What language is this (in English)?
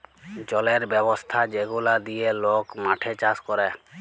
Bangla